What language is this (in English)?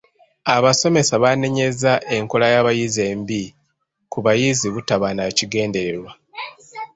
Ganda